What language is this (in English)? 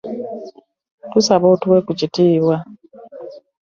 Ganda